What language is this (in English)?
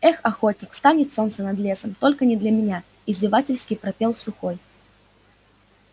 Russian